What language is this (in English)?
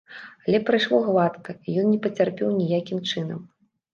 Belarusian